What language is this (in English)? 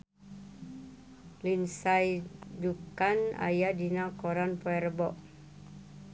Sundanese